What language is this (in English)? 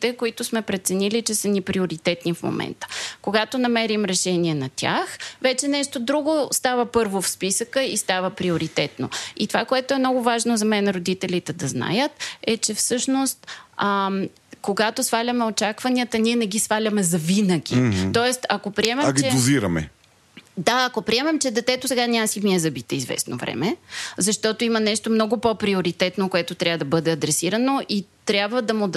Bulgarian